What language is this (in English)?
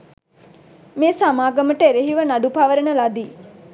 Sinhala